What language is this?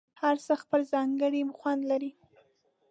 Pashto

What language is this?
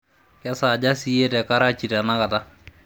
Masai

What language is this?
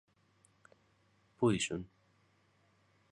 Greek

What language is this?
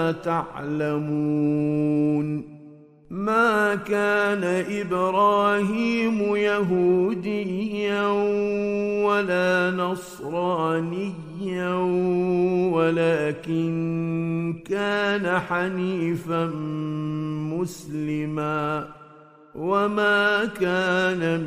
Arabic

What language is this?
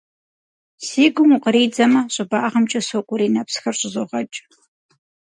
Kabardian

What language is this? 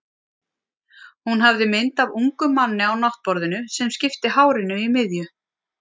Icelandic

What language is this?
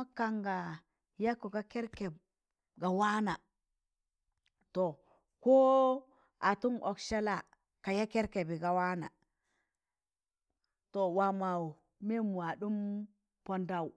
Tangale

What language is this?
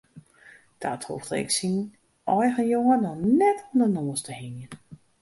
Western Frisian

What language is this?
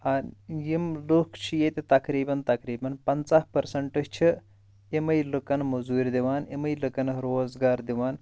Kashmiri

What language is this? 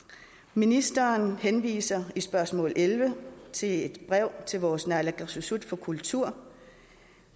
Danish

